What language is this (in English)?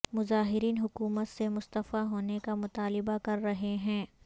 Urdu